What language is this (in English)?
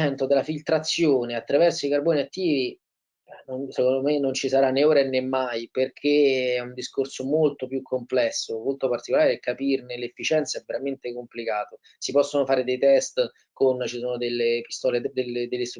Italian